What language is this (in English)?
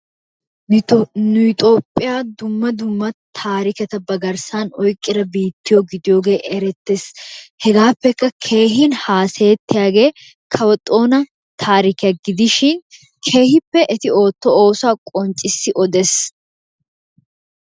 Wolaytta